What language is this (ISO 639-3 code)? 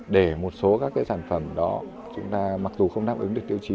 vie